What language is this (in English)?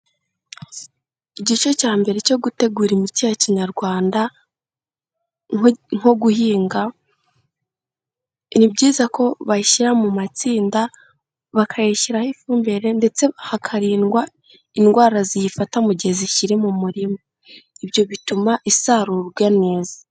Kinyarwanda